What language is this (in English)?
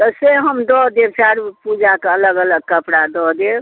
Maithili